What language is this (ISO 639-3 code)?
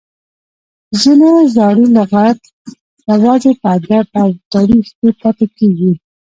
pus